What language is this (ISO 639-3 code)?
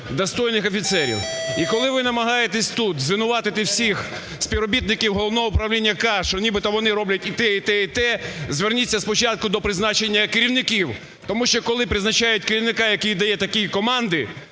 ukr